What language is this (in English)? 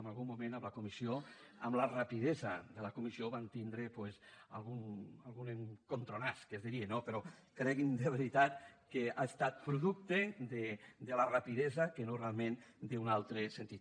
Catalan